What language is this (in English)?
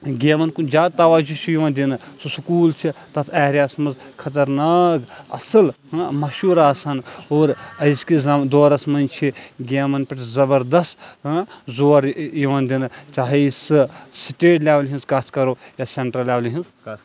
Kashmiri